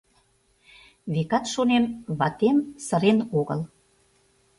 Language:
Mari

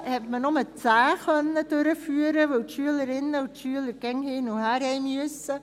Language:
Swiss German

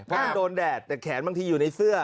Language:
Thai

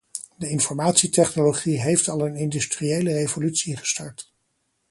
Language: Dutch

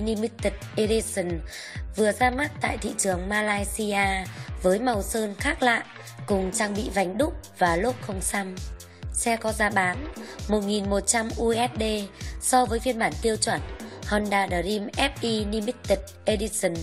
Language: Vietnamese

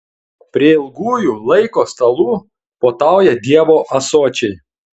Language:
Lithuanian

